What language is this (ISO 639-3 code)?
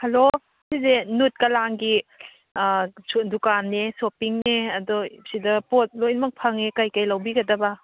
mni